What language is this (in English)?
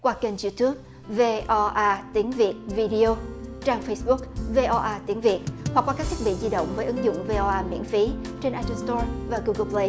Vietnamese